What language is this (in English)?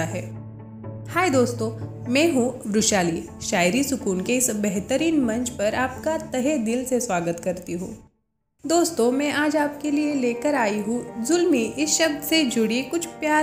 Hindi